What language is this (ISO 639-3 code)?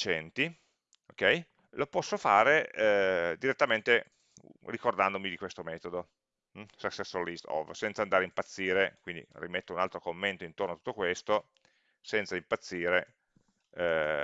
ita